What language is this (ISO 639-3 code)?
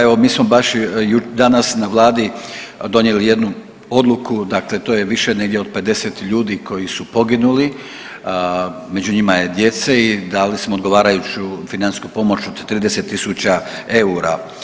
hrv